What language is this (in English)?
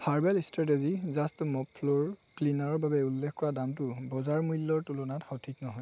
Assamese